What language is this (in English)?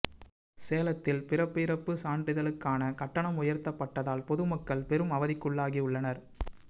Tamil